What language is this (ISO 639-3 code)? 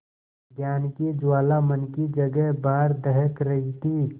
hin